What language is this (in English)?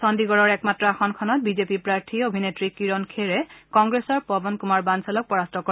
Assamese